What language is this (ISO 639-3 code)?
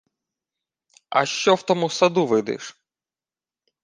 ukr